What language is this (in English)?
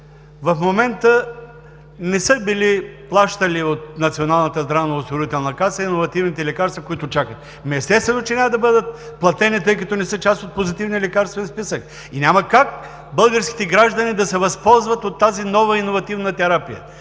Bulgarian